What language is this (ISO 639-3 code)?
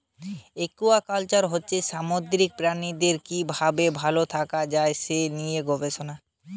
ben